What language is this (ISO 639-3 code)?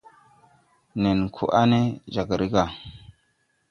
tui